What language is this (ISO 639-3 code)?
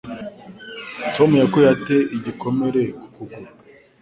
kin